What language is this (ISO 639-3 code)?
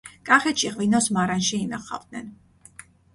kat